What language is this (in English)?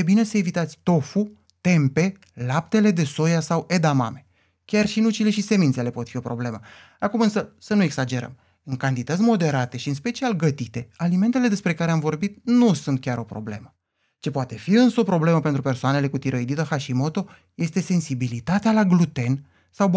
Romanian